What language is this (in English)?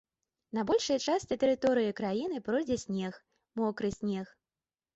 Belarusian